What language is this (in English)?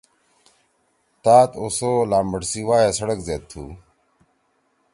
Torwali